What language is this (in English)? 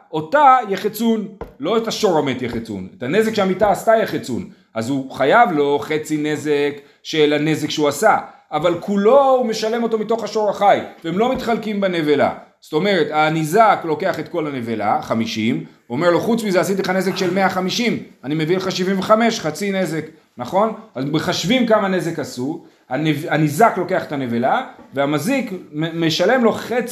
Hebrew